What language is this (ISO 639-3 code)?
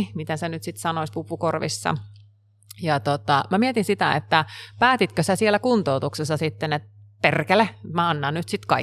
fin